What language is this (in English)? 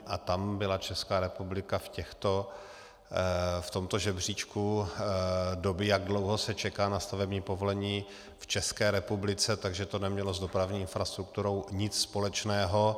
Czech